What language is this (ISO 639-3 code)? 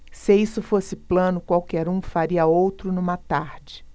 por